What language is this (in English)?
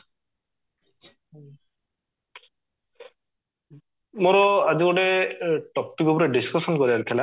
Odia